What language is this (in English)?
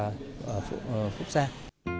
Vietnamese